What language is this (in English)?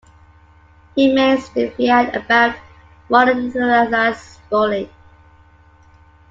English